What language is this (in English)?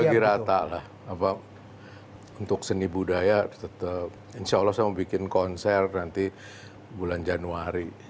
Indonesian